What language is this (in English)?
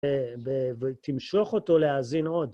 Hebrew